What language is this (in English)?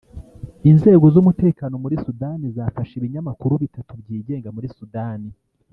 Kinyarwanda